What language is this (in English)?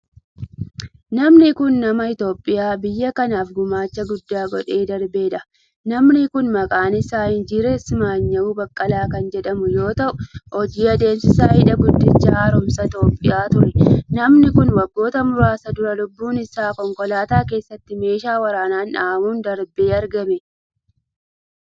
Oromo